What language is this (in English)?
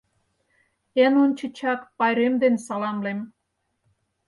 Mari